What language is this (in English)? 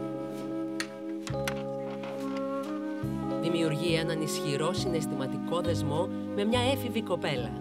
Greek